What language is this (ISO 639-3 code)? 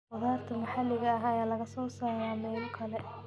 som